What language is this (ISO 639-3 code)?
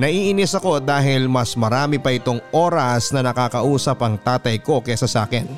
fil